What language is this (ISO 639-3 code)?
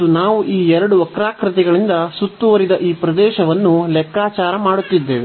kan